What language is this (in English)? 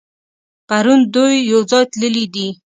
Pashto